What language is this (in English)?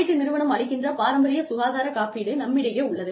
Tamil